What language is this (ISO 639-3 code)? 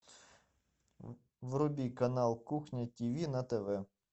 rus